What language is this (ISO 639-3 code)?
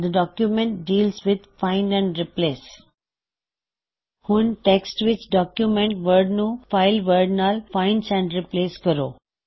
pan